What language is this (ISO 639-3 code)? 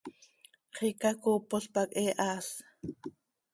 sei